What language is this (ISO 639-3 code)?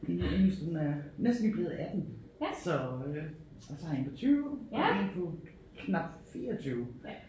dan